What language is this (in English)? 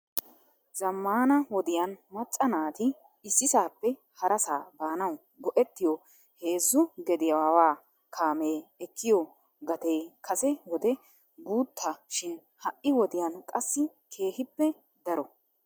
Wolaytta